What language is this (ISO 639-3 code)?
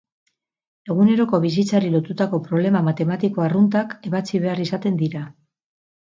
eus